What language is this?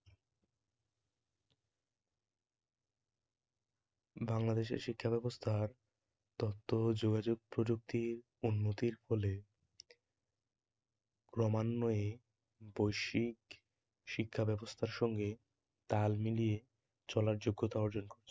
Bangla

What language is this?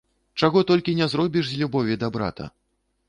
Belarusian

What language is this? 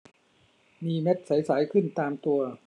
Thai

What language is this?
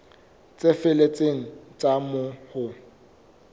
Southern Sotho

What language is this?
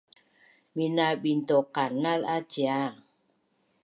Bunun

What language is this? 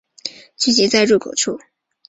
Chinese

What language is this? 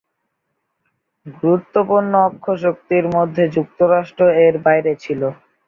Bangla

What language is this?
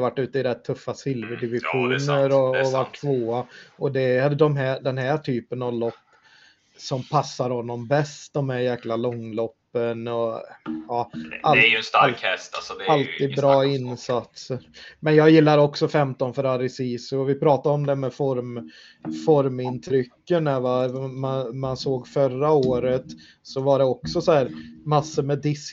Swedish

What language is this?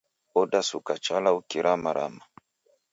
Taita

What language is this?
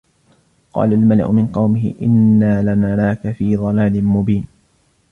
Arabic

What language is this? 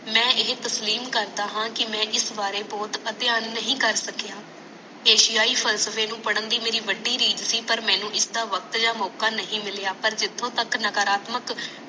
Punjabi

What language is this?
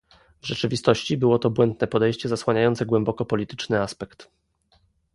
Polish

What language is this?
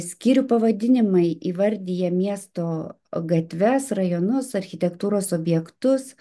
Lithuanian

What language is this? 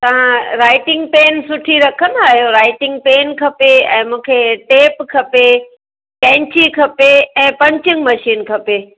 Sindhi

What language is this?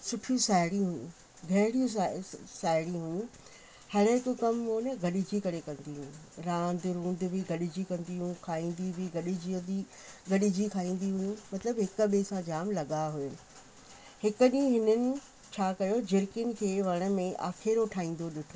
Sindhi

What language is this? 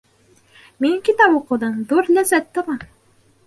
Bashkir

